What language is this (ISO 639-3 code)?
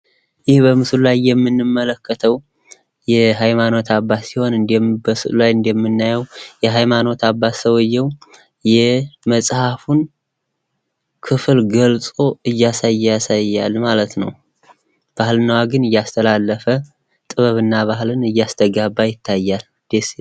amh